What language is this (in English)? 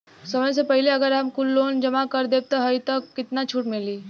Bhojpuri